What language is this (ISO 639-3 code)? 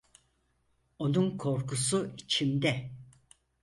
tur